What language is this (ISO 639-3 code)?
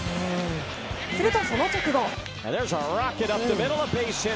jpn